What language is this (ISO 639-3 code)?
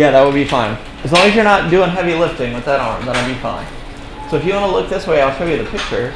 eng